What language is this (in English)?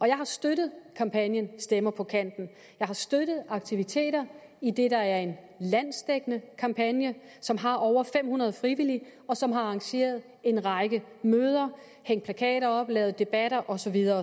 Danish